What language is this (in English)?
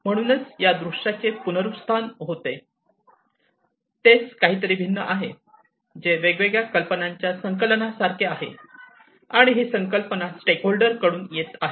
Marathi